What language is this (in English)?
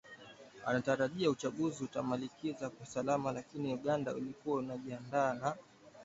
Swahili